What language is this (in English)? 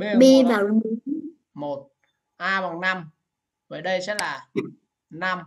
Vietnamese